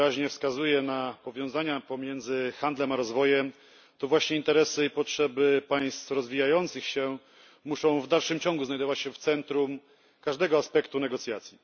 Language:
Polish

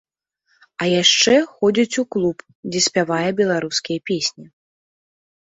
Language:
Belarusian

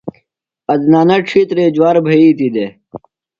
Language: Phalura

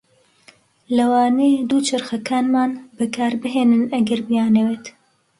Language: Central Kurdish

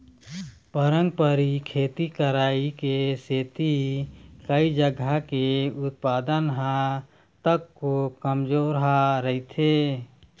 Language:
Chhattisgarhi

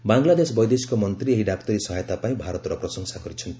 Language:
Odia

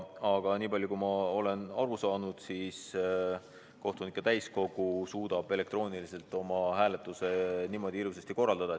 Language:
Estonian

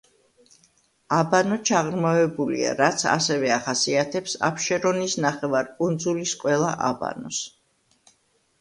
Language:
Georgian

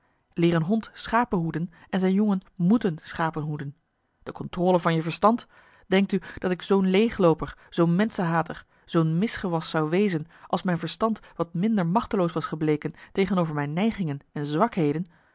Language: Dutch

